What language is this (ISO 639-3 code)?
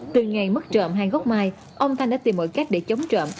vie